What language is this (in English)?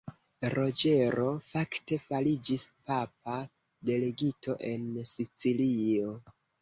Esperanto